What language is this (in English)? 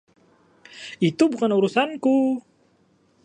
Indonesian